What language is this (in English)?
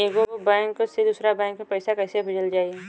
Bhojpuri